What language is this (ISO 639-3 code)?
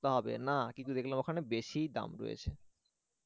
ben